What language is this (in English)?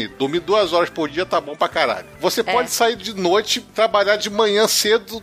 Portuguese